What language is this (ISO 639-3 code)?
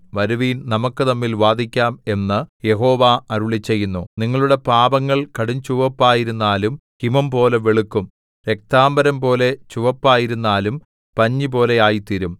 mal